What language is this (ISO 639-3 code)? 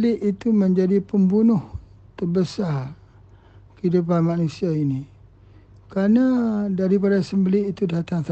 msa